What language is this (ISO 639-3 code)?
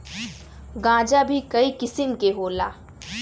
bho